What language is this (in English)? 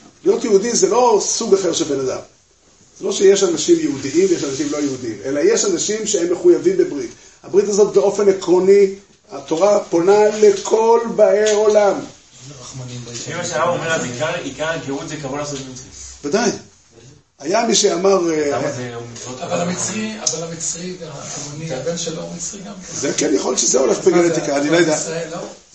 Hebrew